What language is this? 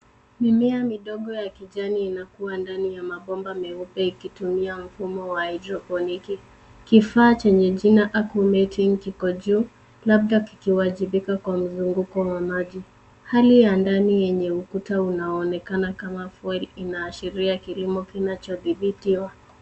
Swahili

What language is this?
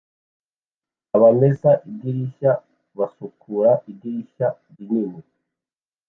Kinyarwanda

